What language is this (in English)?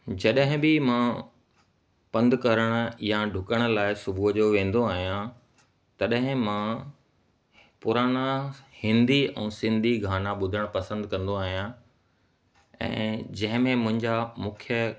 Sindhi